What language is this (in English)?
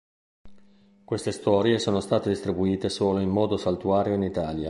Italian